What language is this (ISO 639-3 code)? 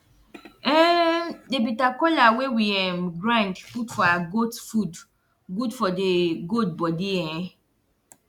pcm